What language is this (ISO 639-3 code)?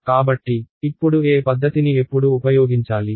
tel